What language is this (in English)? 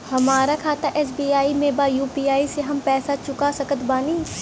Bhojpuri